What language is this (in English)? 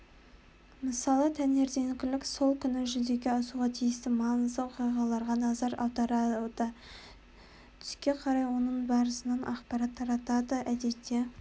Kazakh